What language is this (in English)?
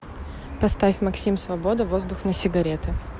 Russian